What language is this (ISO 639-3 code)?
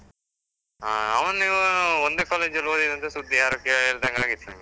kan